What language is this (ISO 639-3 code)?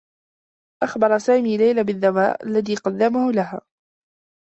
ara